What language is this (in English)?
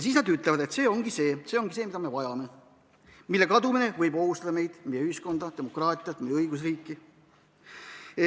Estonian